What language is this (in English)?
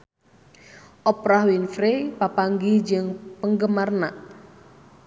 Sundanese